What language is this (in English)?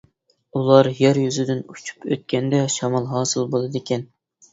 Uyghur